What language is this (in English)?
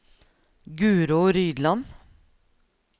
Norwegian